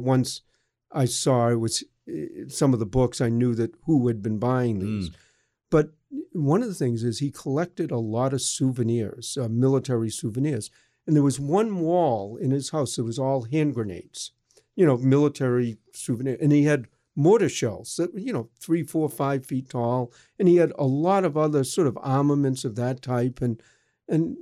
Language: English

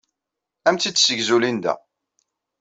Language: Kabyle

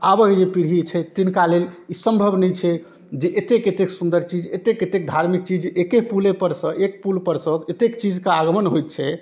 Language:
Maithili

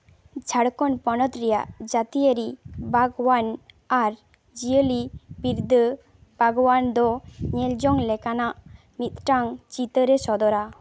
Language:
Santali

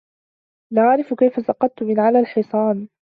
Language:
Arabic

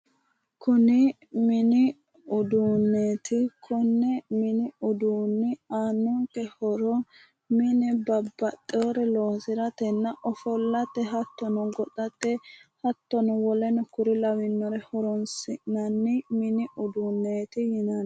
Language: Sidamo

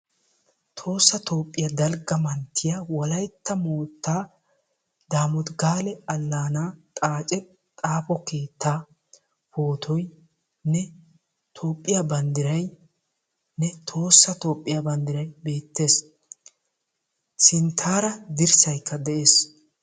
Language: Wolaytta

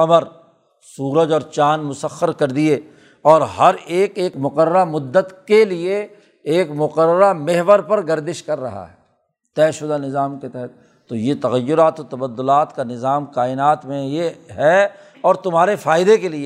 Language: Urdu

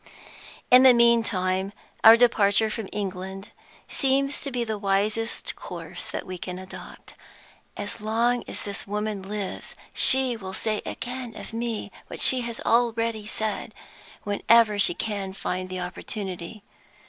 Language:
English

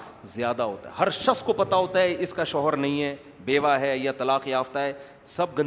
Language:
Urdu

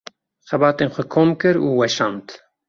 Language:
Kurdish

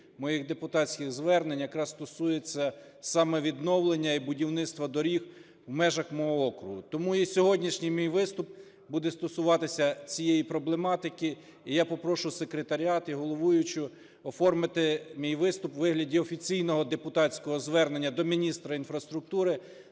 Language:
Ukrainian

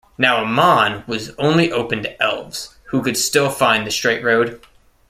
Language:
English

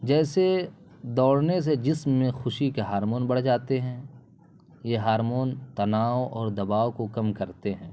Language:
Urdu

